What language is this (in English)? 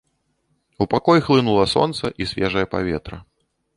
Belarusian